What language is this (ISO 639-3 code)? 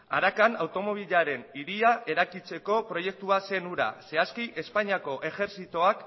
eus